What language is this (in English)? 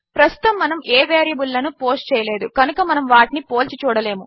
Telugu